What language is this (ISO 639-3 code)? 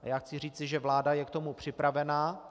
ces